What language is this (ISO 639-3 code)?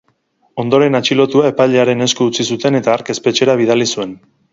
eus